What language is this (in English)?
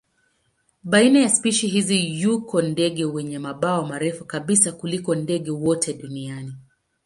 Swahili